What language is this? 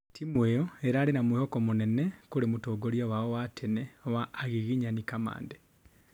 Kikuyu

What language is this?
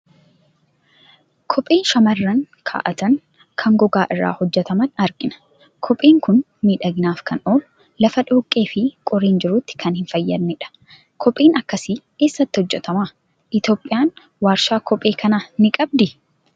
Oromo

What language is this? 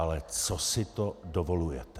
Czech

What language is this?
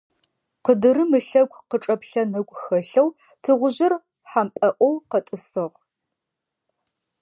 Adyghe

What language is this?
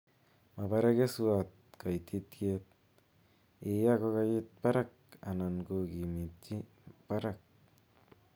Kalenjin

